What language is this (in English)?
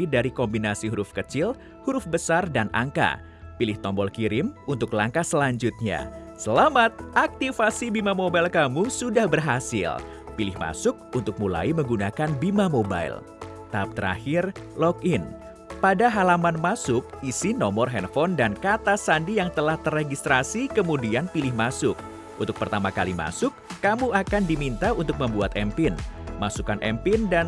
Indonesian